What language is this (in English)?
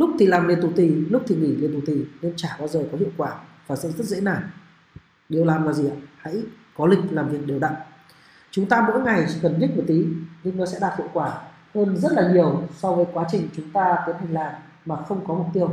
Vietnamese